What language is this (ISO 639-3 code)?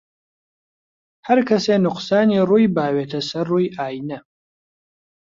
ckb